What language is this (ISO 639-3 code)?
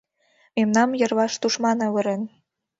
chm